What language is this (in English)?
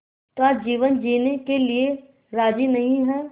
Hindi